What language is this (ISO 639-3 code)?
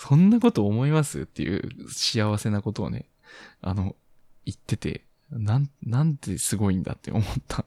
jpn